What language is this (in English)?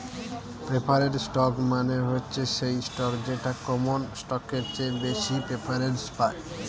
Bangla